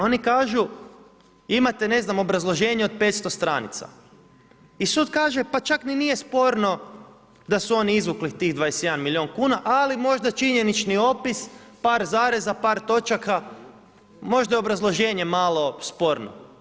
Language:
Croatian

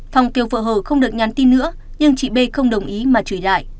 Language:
Vietnamese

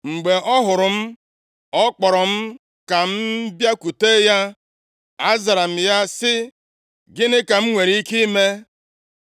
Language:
Igbo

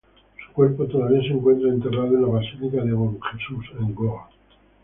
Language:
Spanish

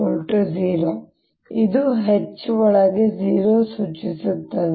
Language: Kannada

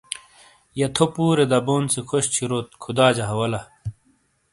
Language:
Shina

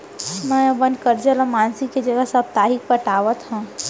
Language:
Chhattisgarhi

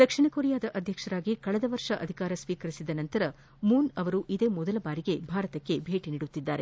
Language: Kannada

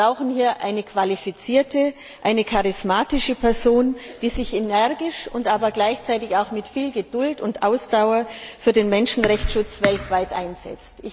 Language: German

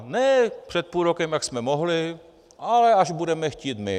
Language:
Czech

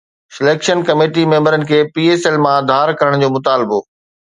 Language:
Sindhi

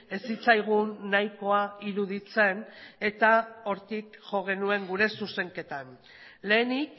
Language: Basque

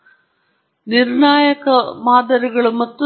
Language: Kannada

